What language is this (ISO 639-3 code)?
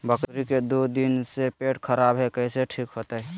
mag